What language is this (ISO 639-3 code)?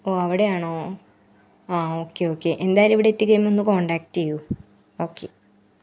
mal